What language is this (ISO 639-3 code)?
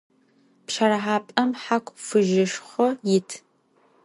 ady